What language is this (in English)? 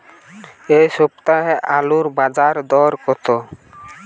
Bangla